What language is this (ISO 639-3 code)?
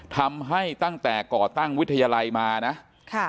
tha